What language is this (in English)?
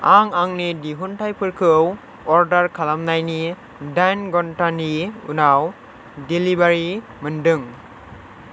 Bodo